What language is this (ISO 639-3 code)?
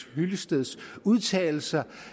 dan